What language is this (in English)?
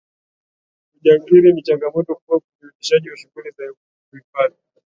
Swahili